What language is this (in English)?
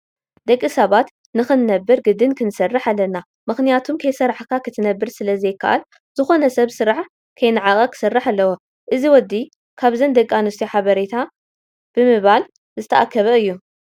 Tigrinya